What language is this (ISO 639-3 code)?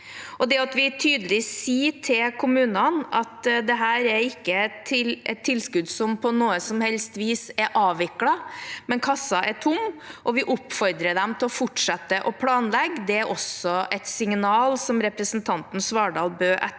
nor